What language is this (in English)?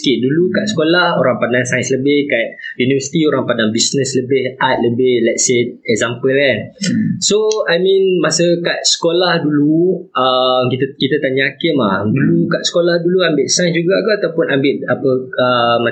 Malay